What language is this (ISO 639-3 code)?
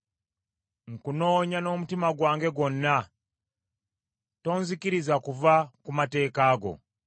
lug